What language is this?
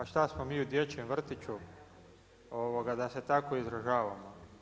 Croatian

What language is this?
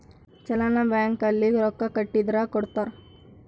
Kannada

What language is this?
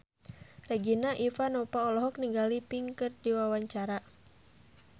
Sundanese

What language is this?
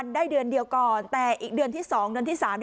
Thai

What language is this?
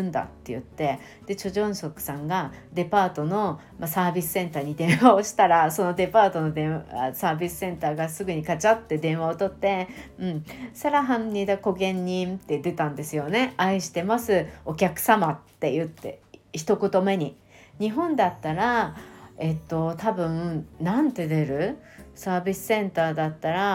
Japanese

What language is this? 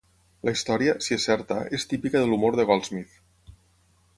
Catalan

